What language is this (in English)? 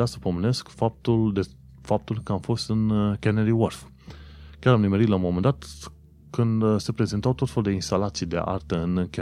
Romanian